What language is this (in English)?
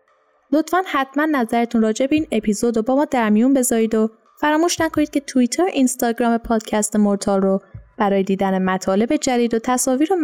Persian